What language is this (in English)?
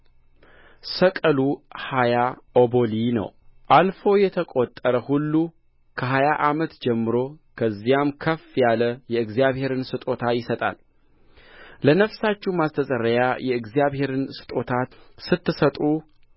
Amharic